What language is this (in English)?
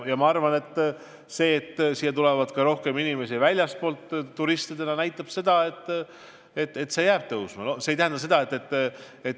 Estonian